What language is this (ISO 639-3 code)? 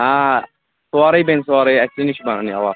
kas